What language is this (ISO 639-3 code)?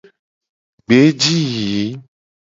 gej